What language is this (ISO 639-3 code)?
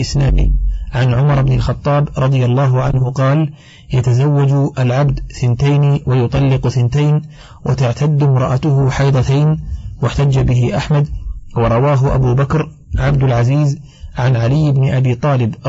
ara